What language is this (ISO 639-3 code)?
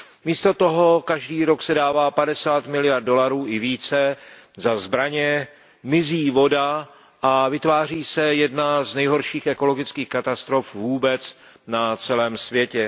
ces